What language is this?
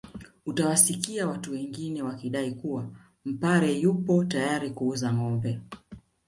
Swahili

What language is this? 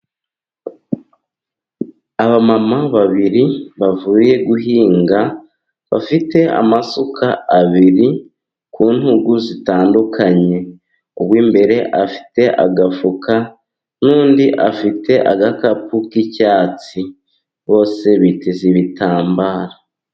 Kinyarwanda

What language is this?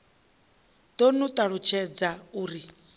Venda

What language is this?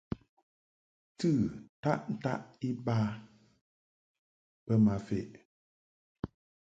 Mungaka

